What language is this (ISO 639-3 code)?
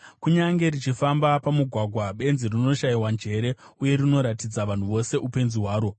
sna